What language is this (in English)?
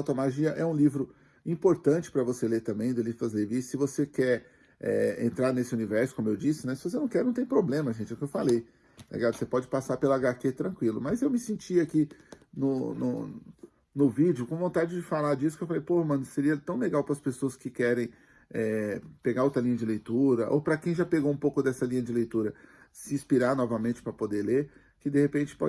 Portuguese